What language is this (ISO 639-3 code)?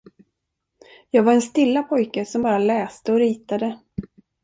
swe